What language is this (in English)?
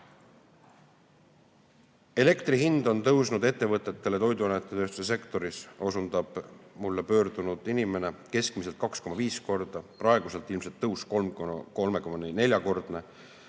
Estonian